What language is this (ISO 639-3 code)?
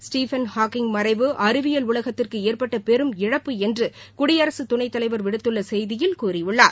tam